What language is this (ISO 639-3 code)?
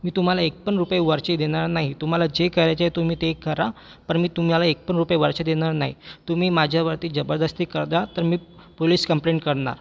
mar